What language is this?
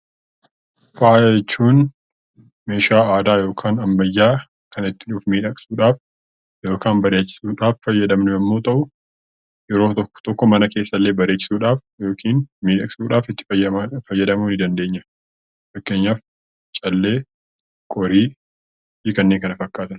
Oromo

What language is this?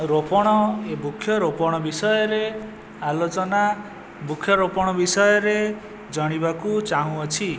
Odia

